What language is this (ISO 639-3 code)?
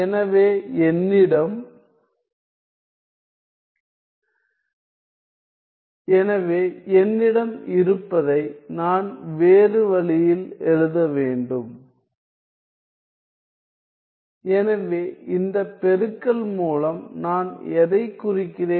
tam